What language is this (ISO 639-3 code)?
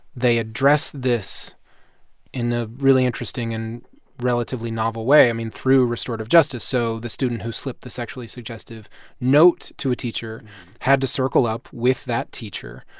eng